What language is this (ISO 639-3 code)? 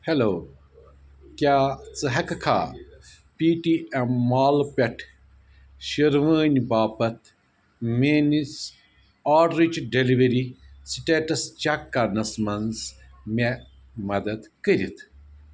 kas